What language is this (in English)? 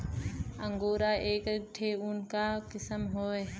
Bhojpuri